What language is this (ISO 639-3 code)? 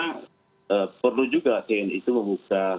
ind